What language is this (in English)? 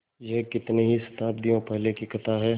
Hindi